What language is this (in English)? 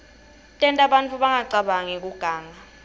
Swati